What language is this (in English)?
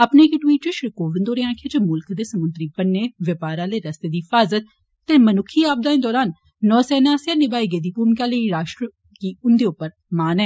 Dogri